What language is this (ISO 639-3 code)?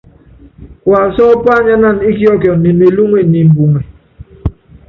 yav